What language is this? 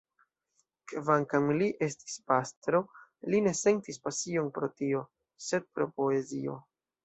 Esperanto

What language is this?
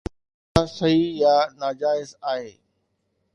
Sindhi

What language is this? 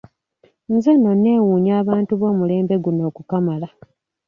Ganda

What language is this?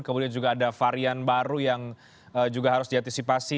Indonesian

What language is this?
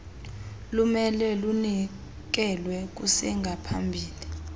Xhosa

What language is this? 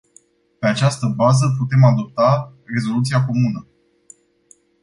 Romanian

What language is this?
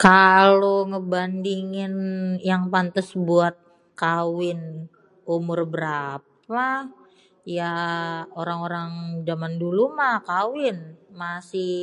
Betawi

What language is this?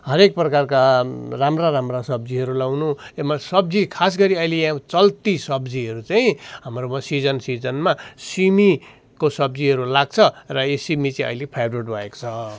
Nepali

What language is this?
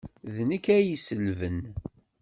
Kabyle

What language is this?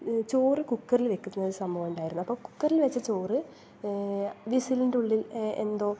Malayalam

